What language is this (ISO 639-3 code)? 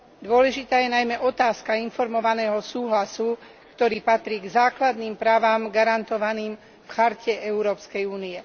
slk